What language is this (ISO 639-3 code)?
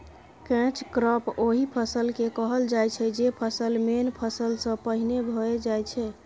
mai